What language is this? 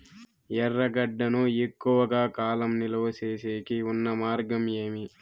Telugu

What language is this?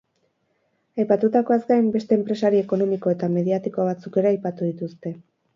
Basque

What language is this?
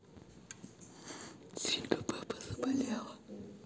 Russian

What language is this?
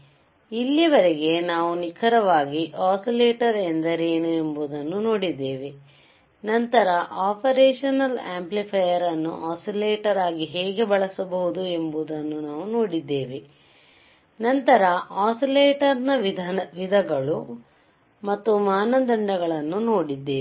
Kannada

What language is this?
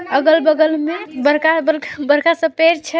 Magahi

